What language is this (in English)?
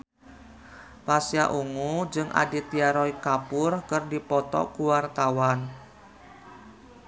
Sundanese